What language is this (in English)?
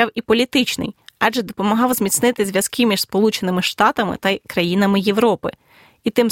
Ukrainian